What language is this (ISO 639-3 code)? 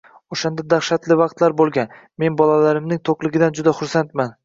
uzb